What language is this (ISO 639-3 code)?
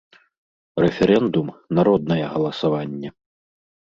bel